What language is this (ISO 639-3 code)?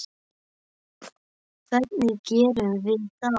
isl